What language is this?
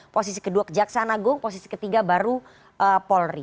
Indonesian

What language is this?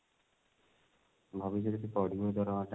Odia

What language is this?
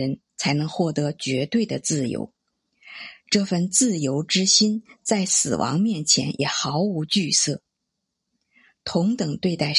Chinese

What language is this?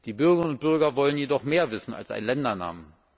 German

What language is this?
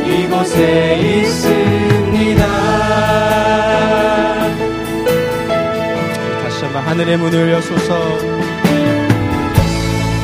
Korean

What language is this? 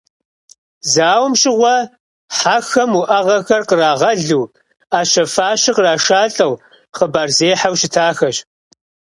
Kabardian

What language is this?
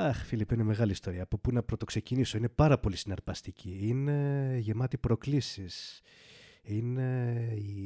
Greek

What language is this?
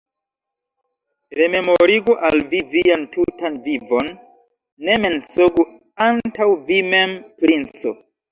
Esperanto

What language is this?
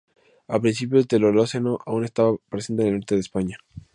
Spanish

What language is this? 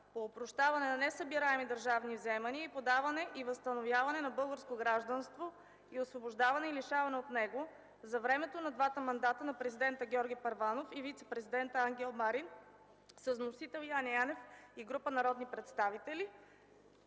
Bulgarian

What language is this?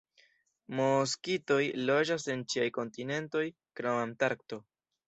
Esperanto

